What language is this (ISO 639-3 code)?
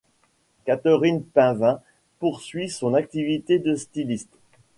fra